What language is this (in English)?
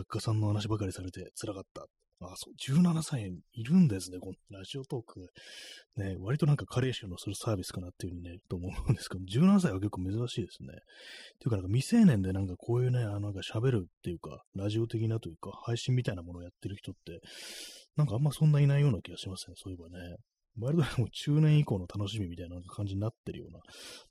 Japanese